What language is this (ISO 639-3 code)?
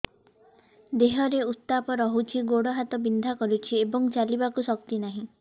ori